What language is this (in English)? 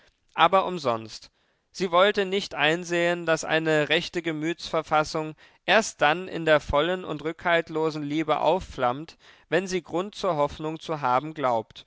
German